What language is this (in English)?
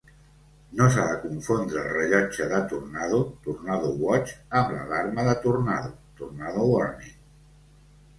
Catalan